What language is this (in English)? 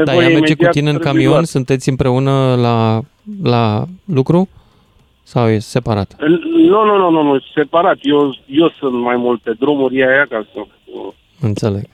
Romanian